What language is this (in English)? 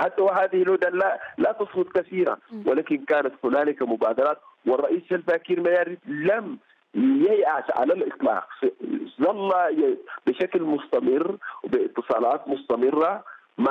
Arabic